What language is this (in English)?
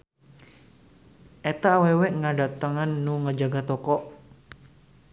Sundanese